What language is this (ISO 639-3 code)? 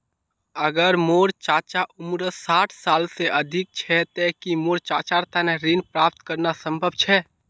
mag